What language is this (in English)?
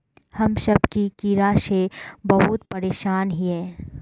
Magahi